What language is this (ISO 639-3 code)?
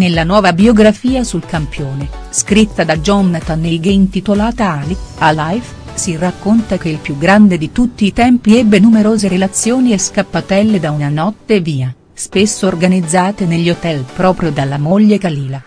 ita